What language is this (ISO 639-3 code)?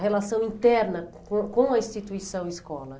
por